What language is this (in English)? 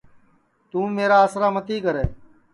Sansi